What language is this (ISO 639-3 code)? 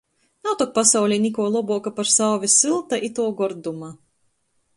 ltg